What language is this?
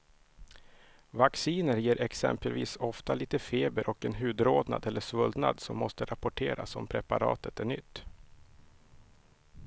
Swedish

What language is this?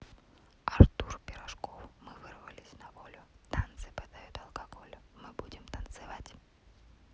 Russian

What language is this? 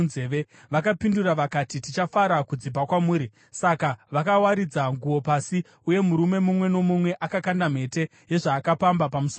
Shona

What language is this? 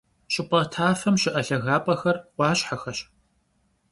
Kabardian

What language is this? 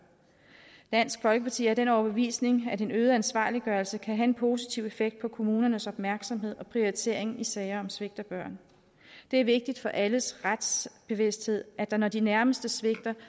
Danish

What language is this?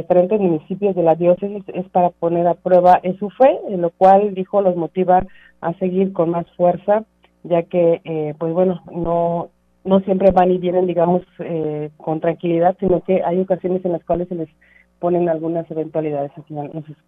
Spanish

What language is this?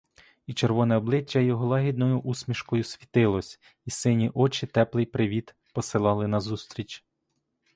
Ukrainian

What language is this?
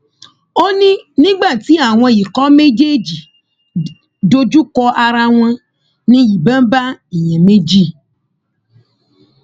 Yoruba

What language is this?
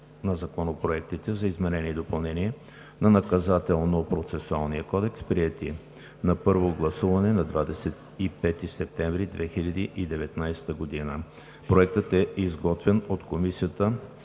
Bulgarian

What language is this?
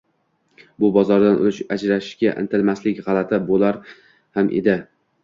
Uzbek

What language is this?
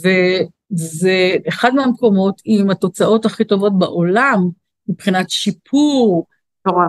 Hebrew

